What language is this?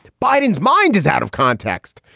English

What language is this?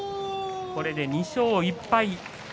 Japanese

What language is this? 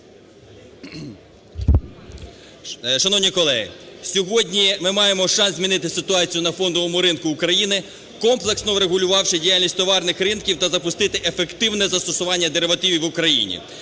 Ukrainian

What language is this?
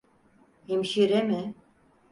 Turkish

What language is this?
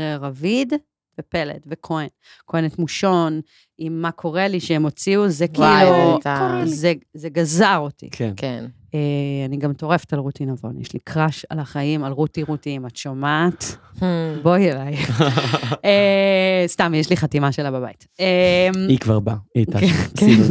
Hebrew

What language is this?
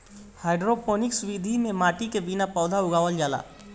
Bhojpuri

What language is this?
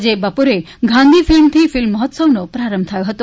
Gujarati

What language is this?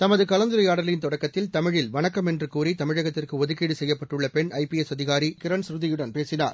Tamil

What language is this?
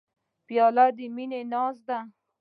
Pashto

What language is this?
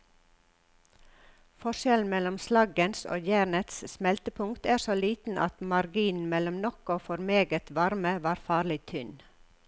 Norwegian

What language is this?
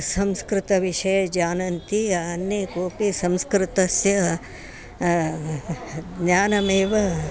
Sanskrit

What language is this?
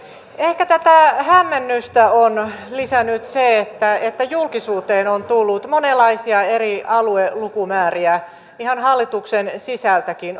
Finnish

